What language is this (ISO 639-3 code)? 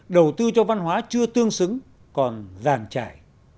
vie